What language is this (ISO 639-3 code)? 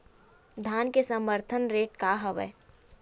hne